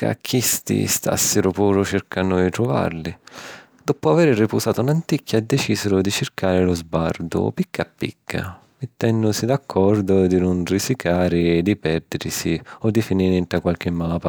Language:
Sicilian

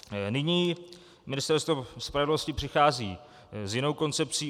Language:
Czech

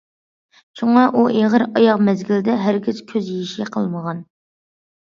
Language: Uyghur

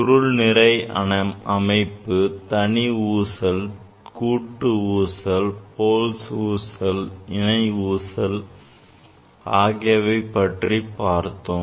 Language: Tamil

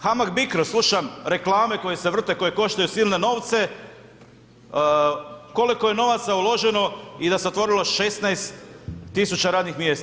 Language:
Croatian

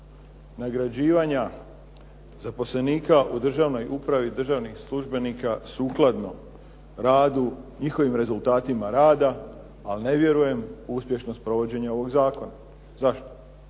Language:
Croatian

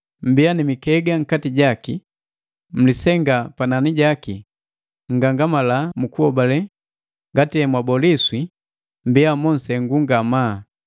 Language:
Matengo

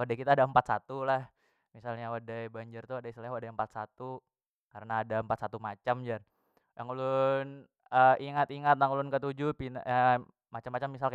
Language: Banjar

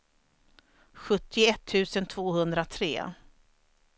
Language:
Swedish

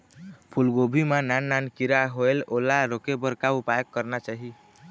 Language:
Chhattisgarhi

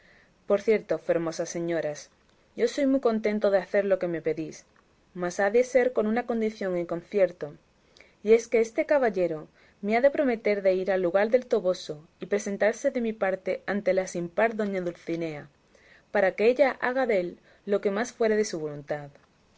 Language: Spanish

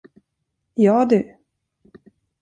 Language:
Swedish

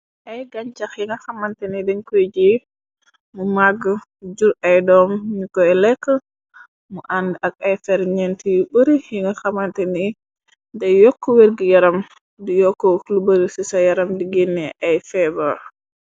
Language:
Wolof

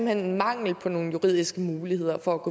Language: Danish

